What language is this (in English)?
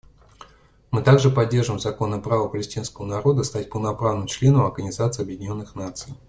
Russian